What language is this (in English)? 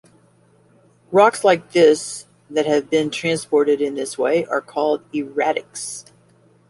English